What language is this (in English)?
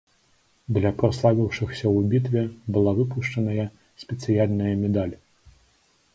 Belarusian